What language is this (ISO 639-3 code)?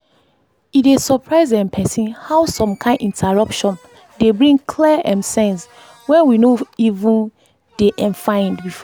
pcm